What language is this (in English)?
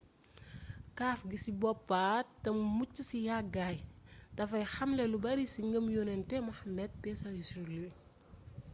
Wolof